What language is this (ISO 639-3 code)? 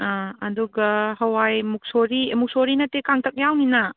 mni